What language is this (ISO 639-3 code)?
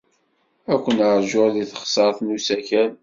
kab